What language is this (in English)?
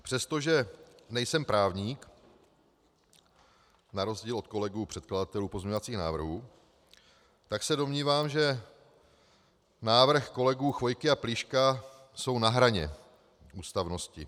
Czech